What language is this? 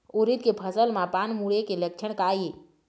Chhattisgarhi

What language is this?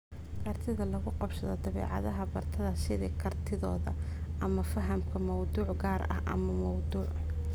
Somali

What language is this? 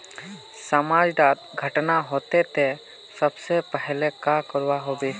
Magahi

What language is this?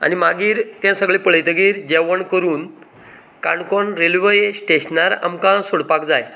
Konkani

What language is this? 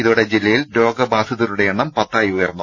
Malayalam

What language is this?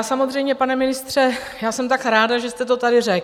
Czech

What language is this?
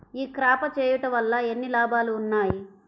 Telugu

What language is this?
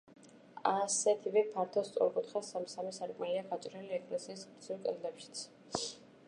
Georgian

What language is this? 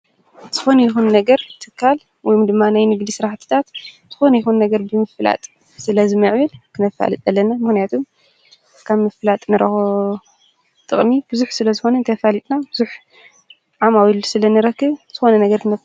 Tigrinya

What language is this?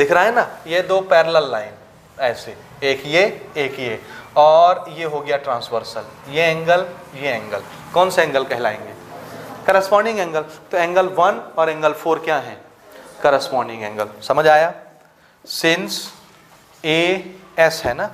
Hindi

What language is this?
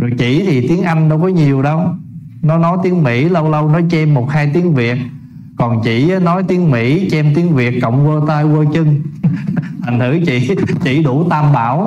Vietnamese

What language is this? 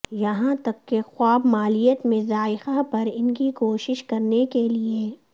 Urdu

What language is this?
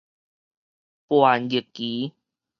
Min Nan Chinese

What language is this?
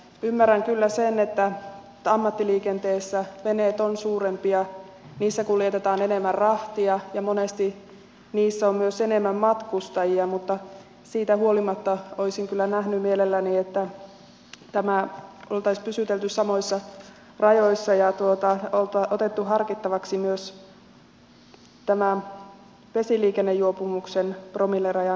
Finnish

